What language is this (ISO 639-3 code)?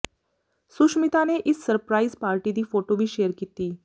pan